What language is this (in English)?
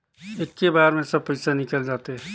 Chhattisgarhi